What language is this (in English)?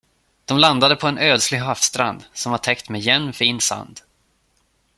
Swedish